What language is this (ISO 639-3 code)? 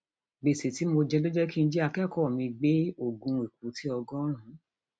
yor